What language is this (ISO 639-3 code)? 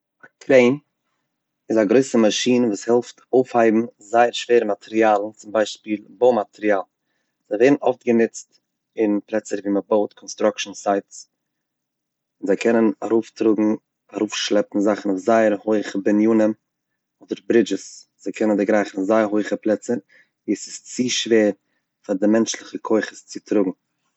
yid